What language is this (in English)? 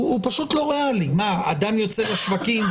Hebrew